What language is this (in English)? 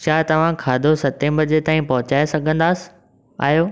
Sindhi